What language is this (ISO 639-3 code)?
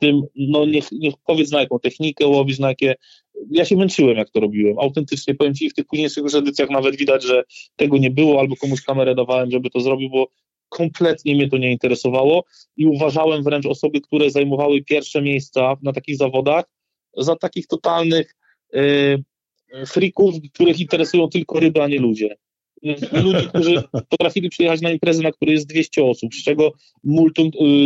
pol